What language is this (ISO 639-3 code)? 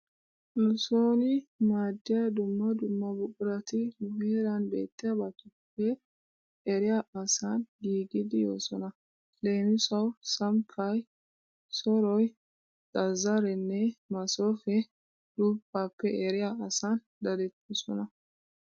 wal